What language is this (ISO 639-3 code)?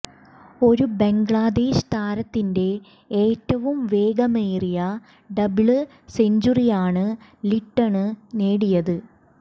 mal